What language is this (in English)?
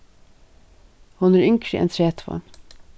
Faroese